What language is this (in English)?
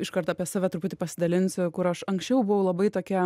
Lithuanian